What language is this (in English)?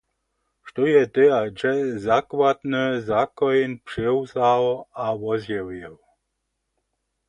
Upper Sorbian